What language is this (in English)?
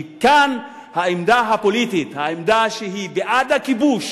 Hebrew